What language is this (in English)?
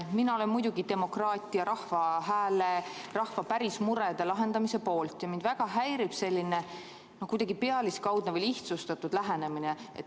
Estonian